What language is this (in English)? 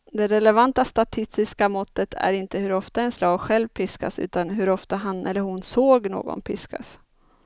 Swedish